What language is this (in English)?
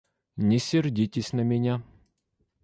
Russian